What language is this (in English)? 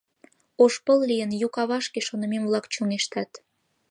Mari